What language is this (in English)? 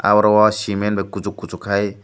Kok Borok